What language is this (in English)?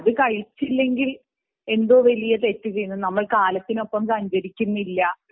Malayalam